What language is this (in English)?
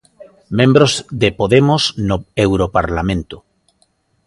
Galician